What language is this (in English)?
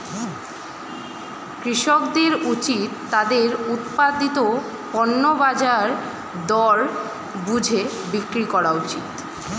Bangla